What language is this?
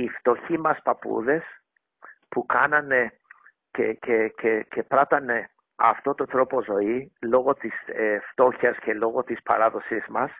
Greek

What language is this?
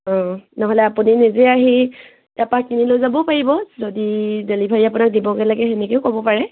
Assamese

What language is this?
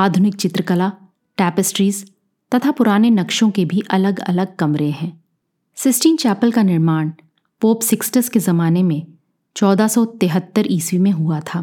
Hindi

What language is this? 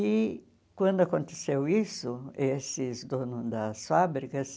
Portuguese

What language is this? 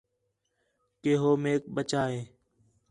Khetrani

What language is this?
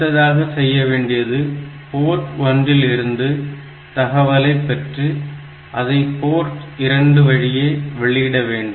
Tamil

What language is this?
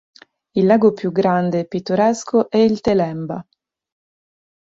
Italian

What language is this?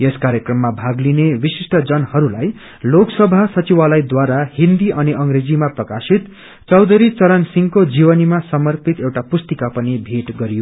Nepali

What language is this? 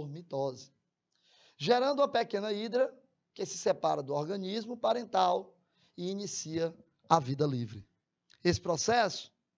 Portuguese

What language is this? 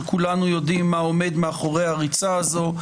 Hebrew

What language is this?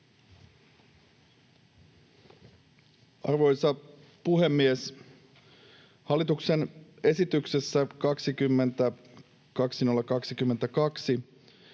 Finnish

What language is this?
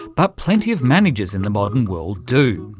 English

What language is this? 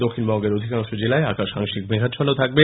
Bangla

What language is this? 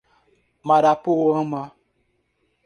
Portuguese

